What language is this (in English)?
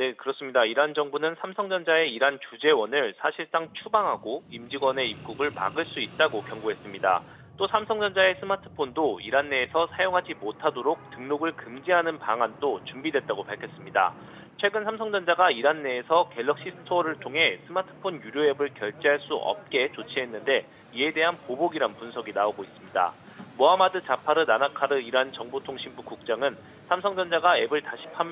Korean